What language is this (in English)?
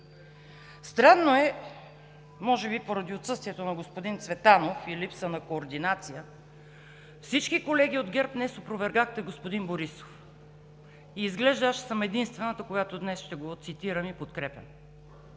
Bulgarian